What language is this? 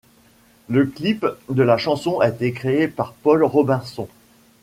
French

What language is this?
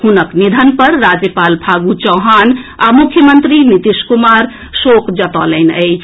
Maithili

